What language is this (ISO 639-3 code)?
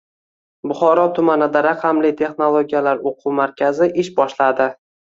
uzb